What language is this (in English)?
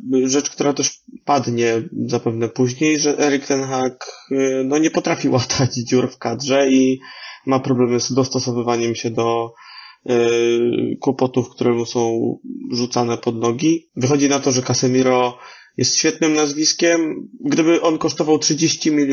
Polish